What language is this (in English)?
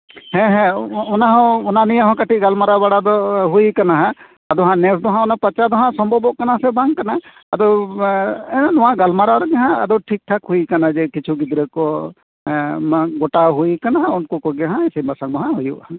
Santali